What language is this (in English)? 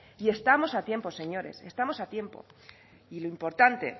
Spanish